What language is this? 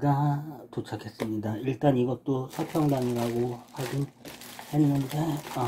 Korean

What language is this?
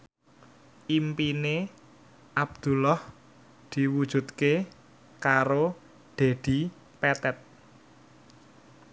Javanese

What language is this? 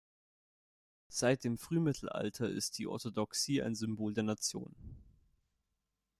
German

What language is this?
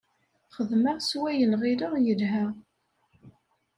Kabyle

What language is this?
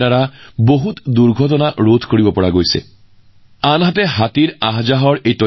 Assamese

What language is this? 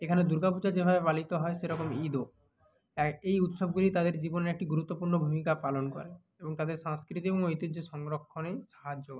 Bangla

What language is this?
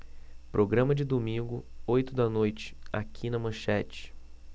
Portuguese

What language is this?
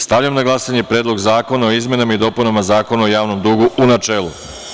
Serbian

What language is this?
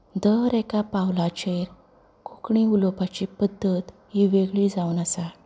Konkani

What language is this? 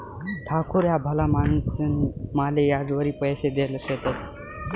Marathi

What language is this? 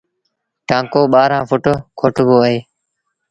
Sindhi Bhil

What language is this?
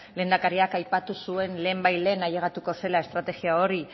Basque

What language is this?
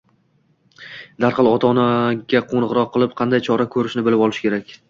Uzbek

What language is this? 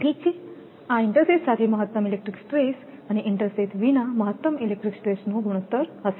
Gujarati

